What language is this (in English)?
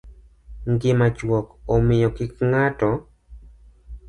Luo (Kenya and Tanzania)